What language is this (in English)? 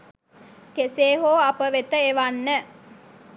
Sinhala